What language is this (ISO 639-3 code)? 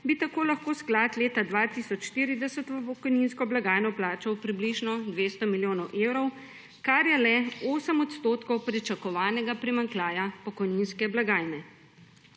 slv